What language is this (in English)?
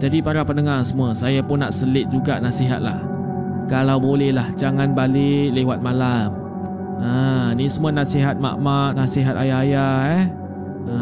Malay